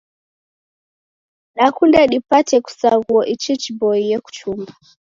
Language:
Taita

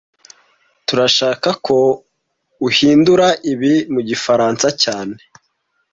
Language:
Kinyarwanda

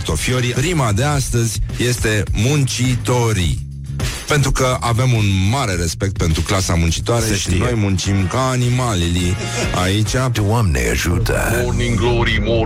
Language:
Romanian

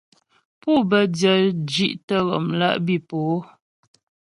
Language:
Ghomala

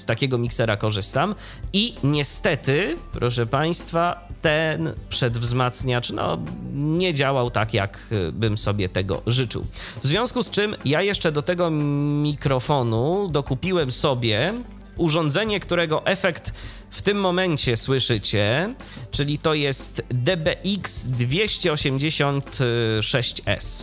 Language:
Polish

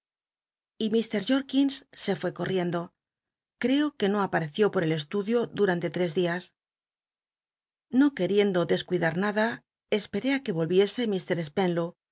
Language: Spanish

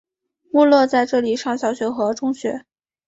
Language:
Chinese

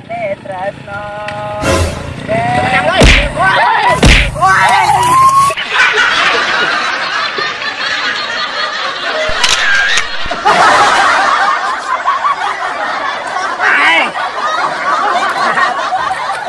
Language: Indonesian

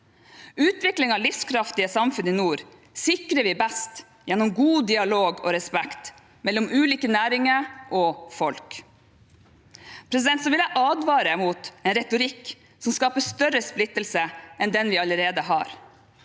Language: Norwegian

